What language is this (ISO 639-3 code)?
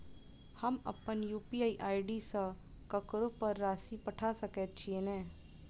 mai